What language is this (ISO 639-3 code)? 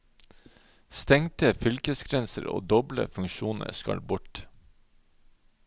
nor